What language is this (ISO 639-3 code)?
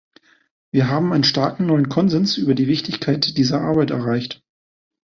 deu